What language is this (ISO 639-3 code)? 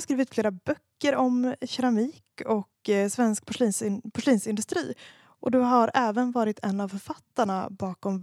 swe